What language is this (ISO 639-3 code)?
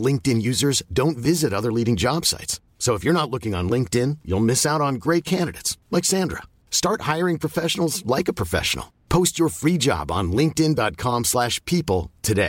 fra